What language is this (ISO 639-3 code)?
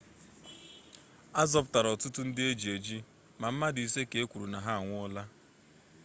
ibo